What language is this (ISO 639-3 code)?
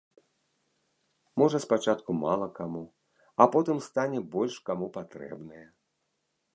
bel